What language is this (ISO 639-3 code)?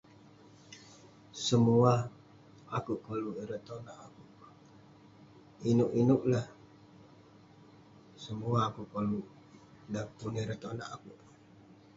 pne